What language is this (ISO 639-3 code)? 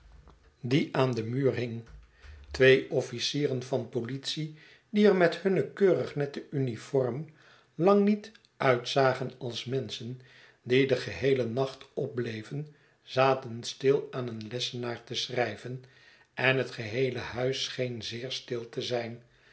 nld